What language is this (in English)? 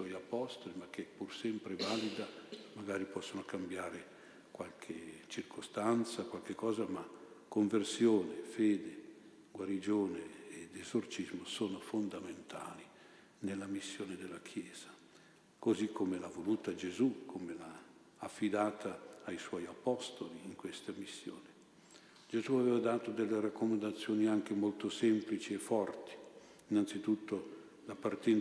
Italian